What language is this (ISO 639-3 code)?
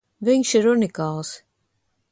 lav